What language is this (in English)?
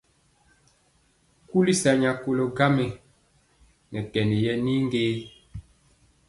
Mpiemo